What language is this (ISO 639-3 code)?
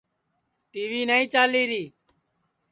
ssi